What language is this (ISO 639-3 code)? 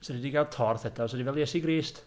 cym